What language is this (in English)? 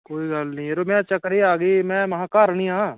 Dogri